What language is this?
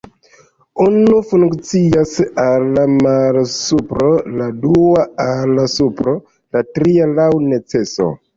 Esperanto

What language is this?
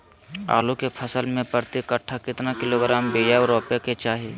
Magahi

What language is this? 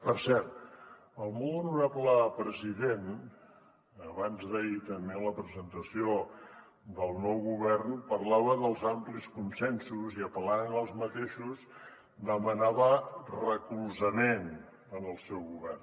Catalan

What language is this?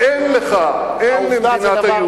Hebrew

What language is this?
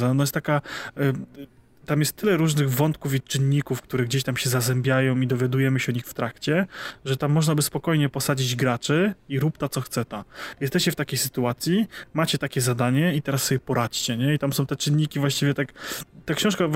Polish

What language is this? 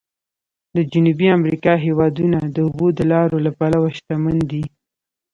Pashto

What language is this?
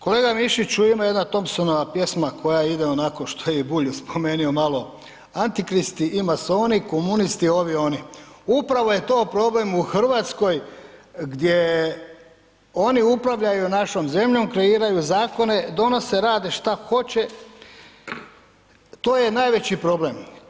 Croatian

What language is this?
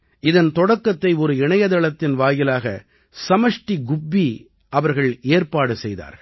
Tamil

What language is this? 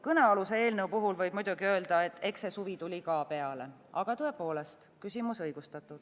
Estonian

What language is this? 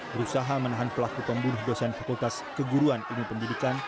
Indonesian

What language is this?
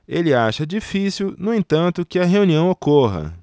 Portuguese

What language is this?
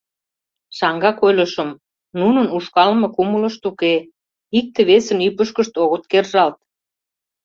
Mari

